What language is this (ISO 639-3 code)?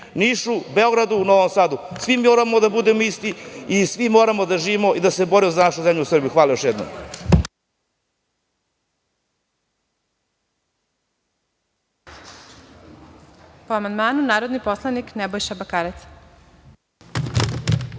srp